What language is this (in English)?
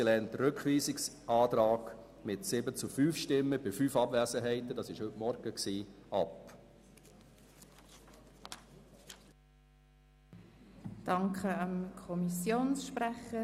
Swiss German